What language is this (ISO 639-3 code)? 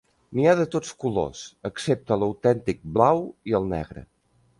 cat